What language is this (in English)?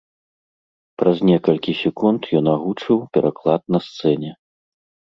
Belarusian